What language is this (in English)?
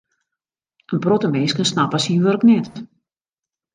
Western Frisian